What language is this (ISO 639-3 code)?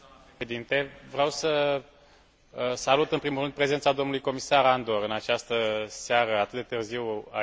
ron